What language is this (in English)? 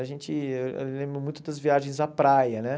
Portuguese